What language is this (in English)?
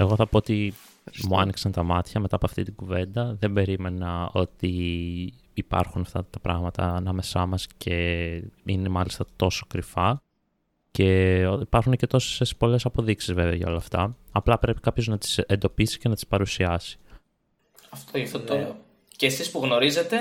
Greek